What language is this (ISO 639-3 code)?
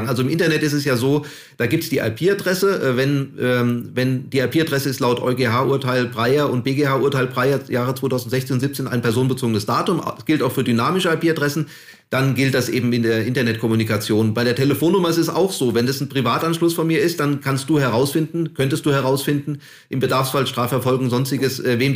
deu